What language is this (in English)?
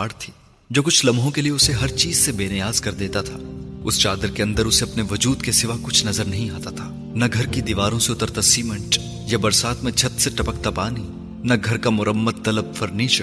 Urdu